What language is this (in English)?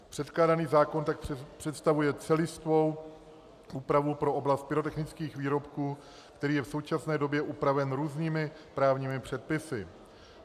Czech